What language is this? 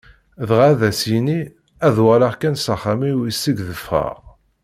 Kabyle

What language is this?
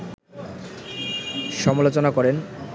Bangla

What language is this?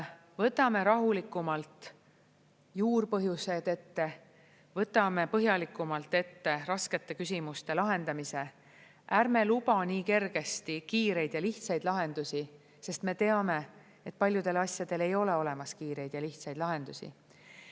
Estonian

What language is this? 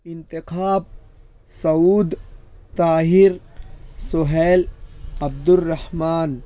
Urdu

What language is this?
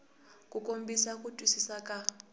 Tsonga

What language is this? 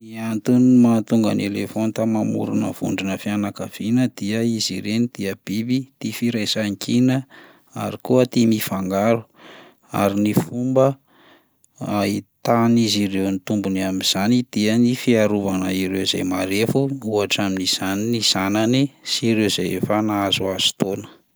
Malagasy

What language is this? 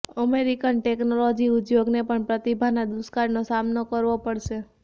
Gujarati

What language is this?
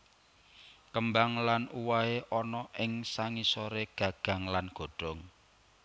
Javanese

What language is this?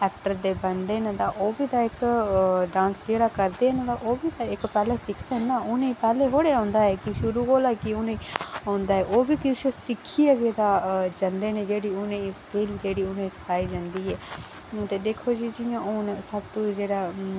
Dogri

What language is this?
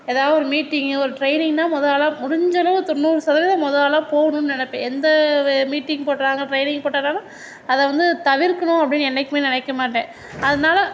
Tamil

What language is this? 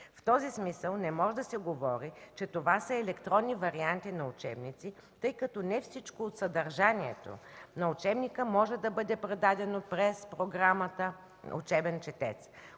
Bulgarian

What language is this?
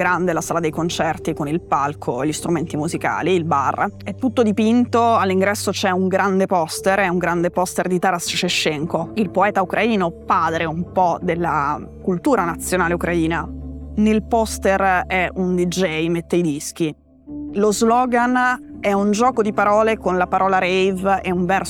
Italian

